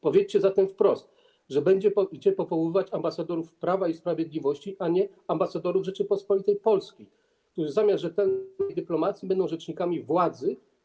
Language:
Polish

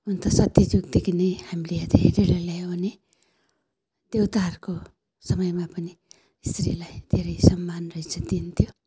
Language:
Nepali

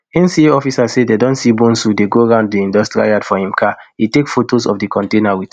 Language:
Nigerian Pidgin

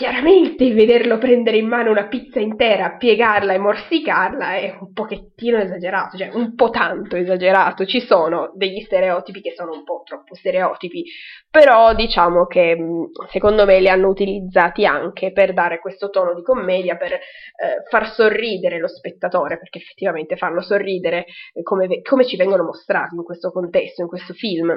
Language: Italian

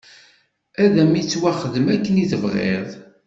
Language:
Kabyle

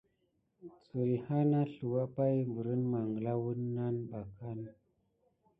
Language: Gidar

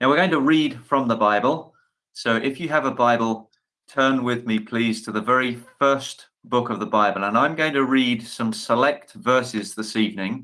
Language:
English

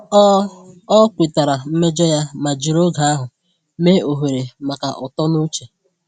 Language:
Igbo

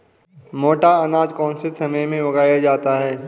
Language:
Hindi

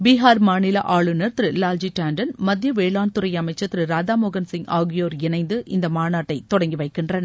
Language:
Tamil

